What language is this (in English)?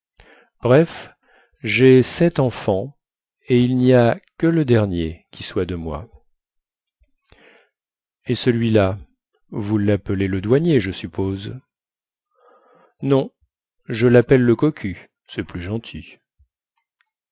French